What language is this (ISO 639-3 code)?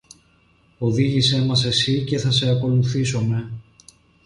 ell